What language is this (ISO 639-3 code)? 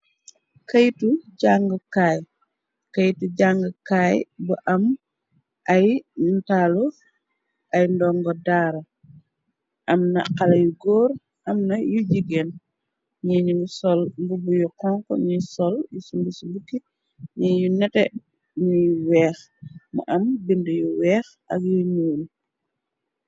wol